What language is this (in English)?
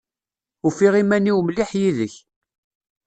Kabyle